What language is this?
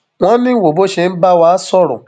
Yoruba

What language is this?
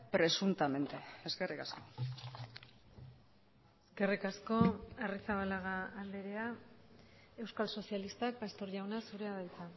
Basque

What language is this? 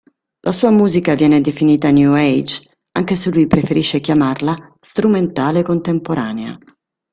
Italian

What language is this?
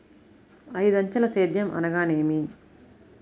Telugu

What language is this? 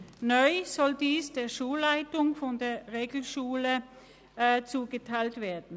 Swiss German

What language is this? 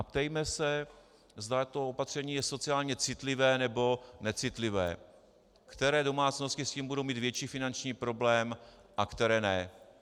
Czech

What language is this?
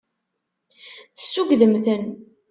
Kabyle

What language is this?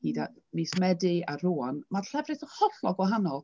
Welsh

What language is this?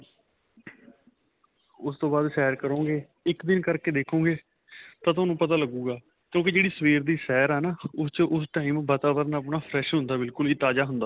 Punjabi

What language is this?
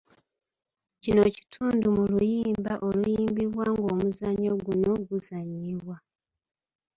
Ganda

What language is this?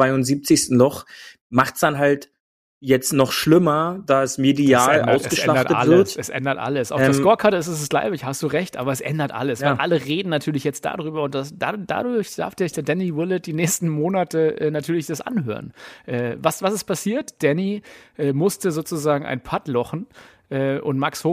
German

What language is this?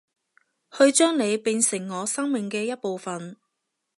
Cantonese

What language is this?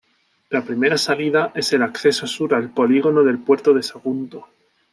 Spanish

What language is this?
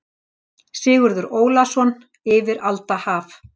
Icelandic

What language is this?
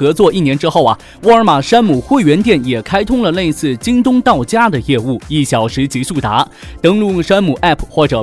Chinese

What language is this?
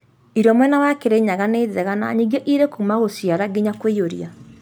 Kikuyu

